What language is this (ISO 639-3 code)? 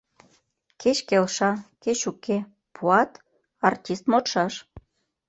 chm